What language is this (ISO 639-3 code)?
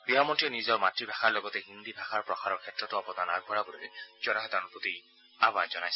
asm